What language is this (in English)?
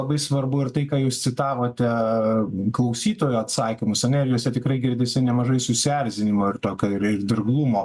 Lithuanian